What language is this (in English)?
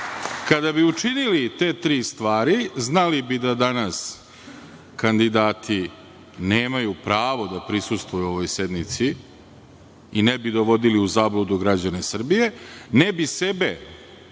Serbian